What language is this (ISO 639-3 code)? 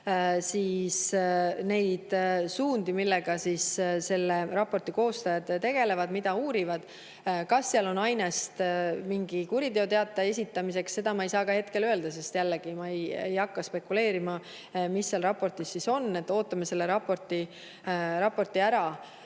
est